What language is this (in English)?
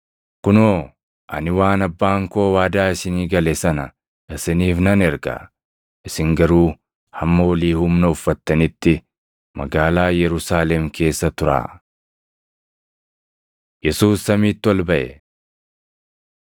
Oromo